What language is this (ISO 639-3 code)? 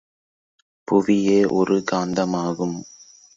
tam